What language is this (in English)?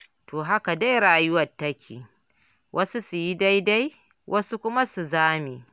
Hausa